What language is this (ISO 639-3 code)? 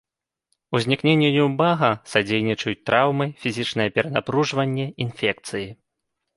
bel